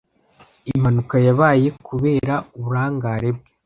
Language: Kinyarwanda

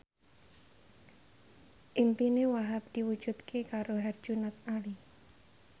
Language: Javanese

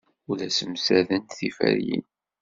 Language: Kabyle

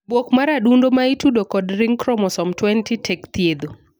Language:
Luo (Kenya and Tanzania)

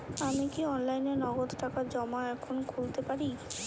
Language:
Bangla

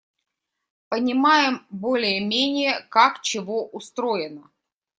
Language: Russian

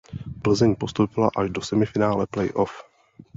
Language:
Czech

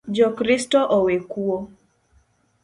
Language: Luo (Kenya and Tanzania)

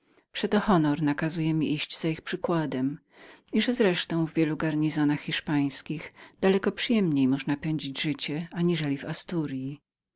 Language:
Polish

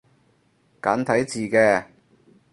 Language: Cantonese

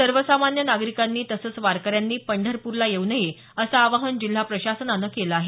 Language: Marathi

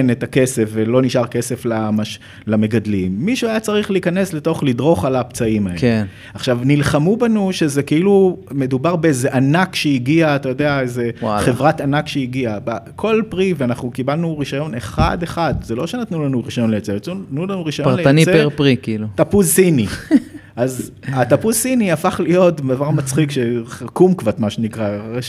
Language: Hebrew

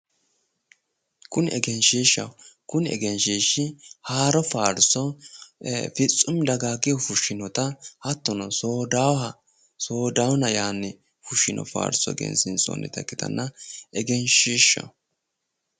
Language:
Sidamo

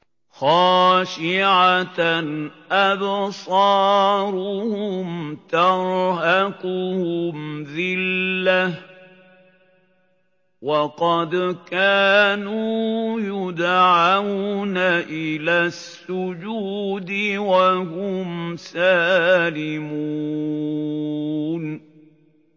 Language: Arabic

